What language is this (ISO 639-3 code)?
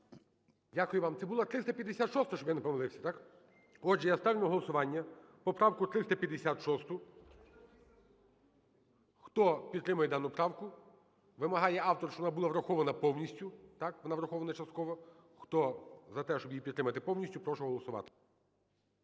ukr